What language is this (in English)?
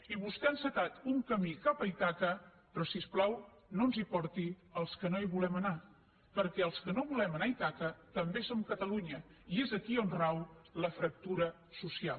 Catalan